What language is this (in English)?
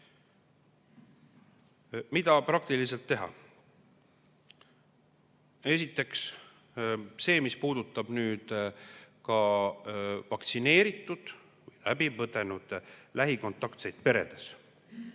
Estonian